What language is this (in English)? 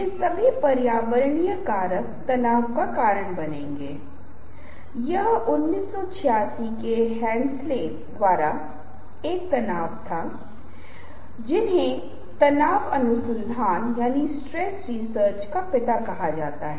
Hindi